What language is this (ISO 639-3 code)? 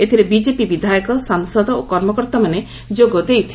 ori